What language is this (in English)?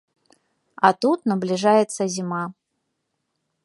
Belarusian